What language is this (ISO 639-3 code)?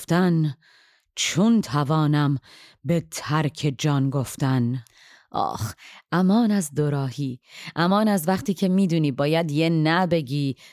fas